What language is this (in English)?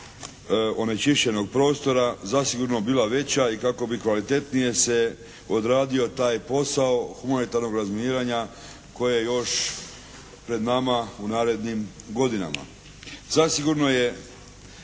Croatian